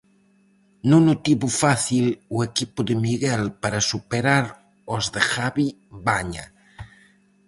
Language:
Galician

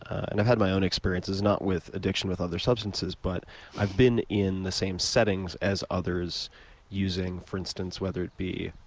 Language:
English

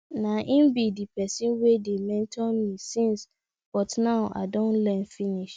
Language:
Nigerian Pidgin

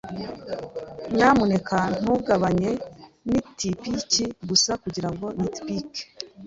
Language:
Kinyarwanda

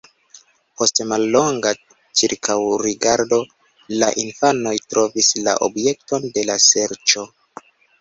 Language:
Esperanto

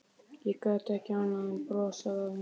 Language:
Icelandic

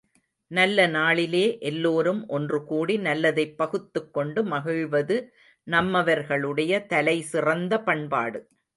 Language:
Tamil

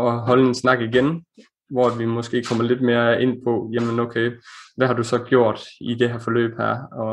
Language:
Danish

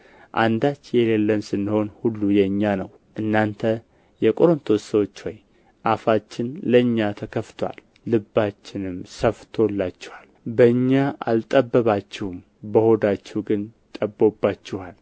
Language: Amharic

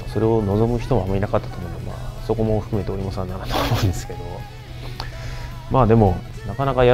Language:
Japanese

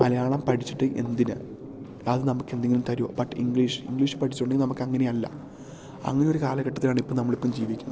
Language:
Malayalam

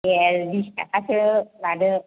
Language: Bodo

